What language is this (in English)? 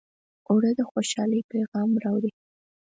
Pashto